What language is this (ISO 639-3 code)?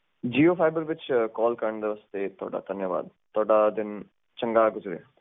pan